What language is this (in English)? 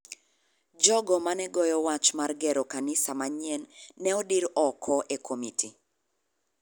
Luo (Kenya and Tanzania)